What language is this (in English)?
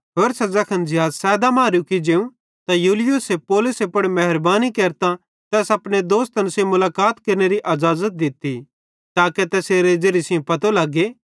Bhadrawahi